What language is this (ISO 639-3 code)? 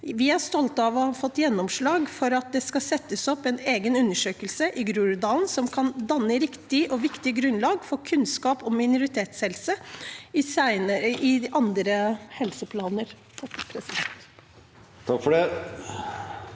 nor